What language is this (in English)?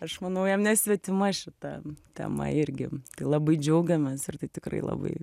Lithuanian